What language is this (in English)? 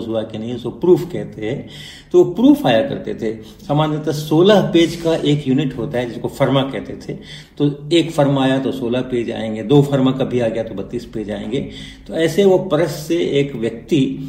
Hindi